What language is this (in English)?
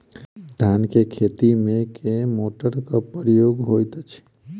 Maithili